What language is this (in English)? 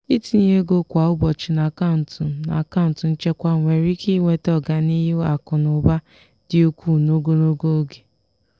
Igbo